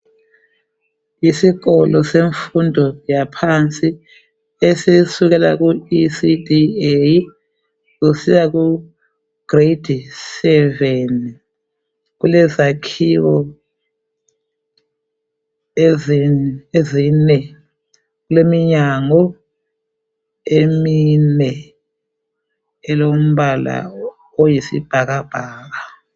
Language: North Ndebele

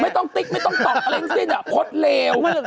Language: Thai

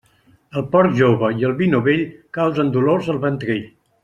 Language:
Catalan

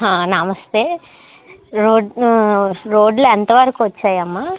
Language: Telugu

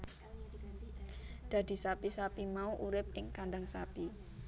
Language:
Javanese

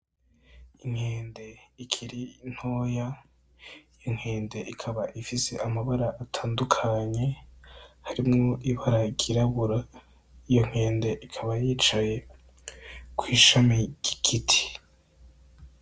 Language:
Rundi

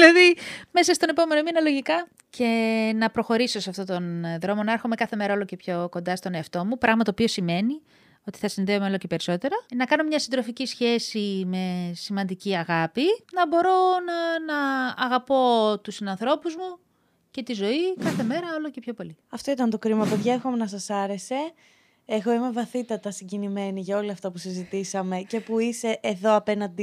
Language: Greek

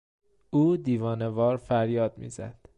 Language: Persian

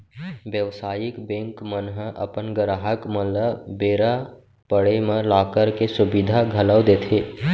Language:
Chhattisgarhi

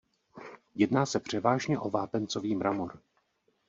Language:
Czech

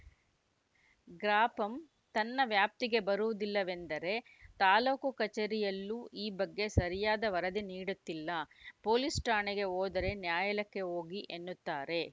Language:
Kannada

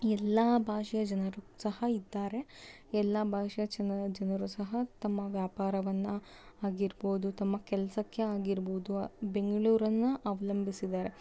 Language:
Kannada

